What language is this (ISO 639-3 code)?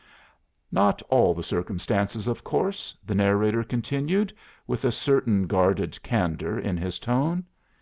eng